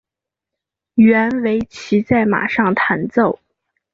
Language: Chinese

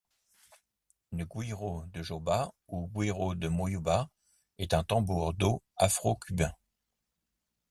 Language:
French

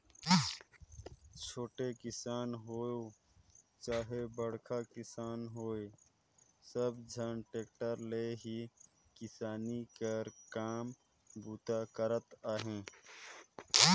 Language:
Chhattisgarhi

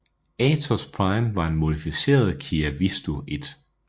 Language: Danish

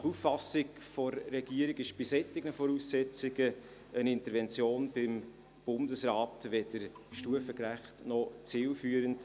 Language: Swiss German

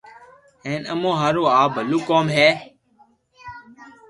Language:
Loarki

